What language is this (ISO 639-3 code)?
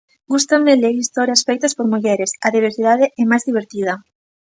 glg